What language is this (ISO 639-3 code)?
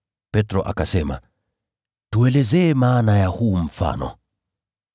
swa